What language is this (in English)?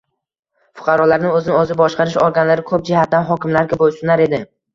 Uzbek